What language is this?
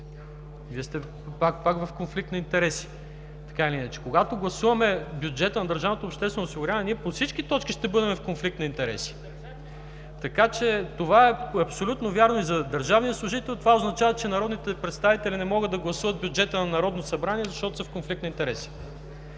Bulgarian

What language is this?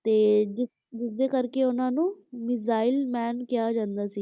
Punjabi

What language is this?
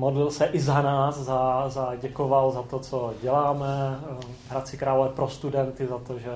Czech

